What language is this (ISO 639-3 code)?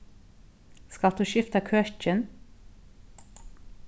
fao